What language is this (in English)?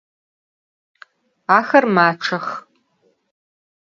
Adyghe